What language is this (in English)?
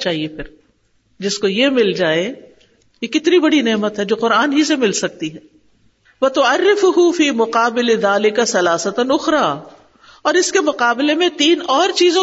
Urdu